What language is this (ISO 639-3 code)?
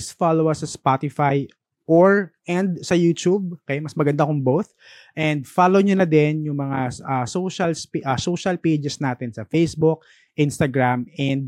fil